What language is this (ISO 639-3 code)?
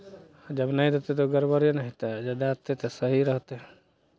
mai